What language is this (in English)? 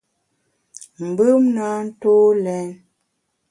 Bamun